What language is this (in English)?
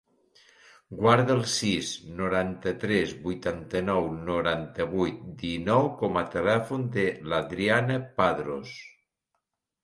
Catalan